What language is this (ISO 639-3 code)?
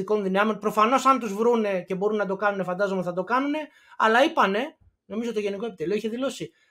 ell